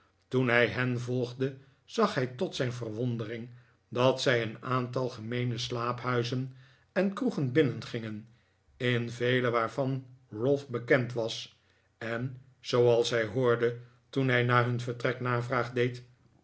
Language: Dutch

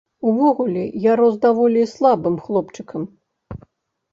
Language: Belarusian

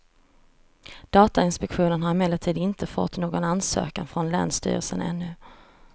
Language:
Swedish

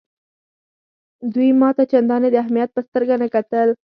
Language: Pashto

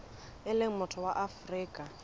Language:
Southern Sotho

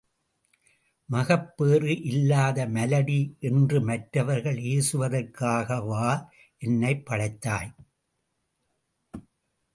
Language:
Tamil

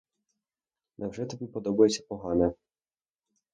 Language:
Ukrainian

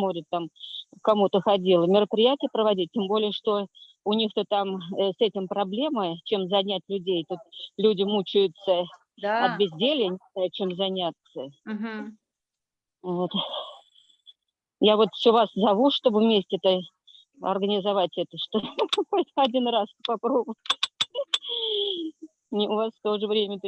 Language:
Russian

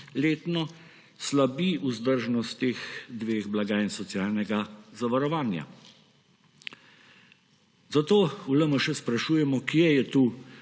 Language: Slovenian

